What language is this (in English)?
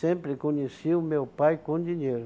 Portuguese